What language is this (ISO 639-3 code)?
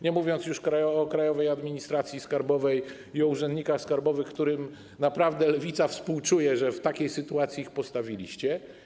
pol